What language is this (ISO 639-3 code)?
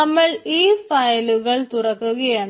mal